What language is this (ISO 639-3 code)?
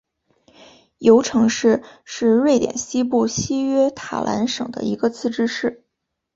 zho